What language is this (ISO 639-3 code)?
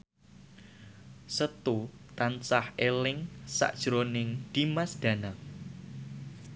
jav